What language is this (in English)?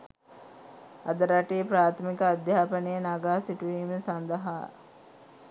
Sinhala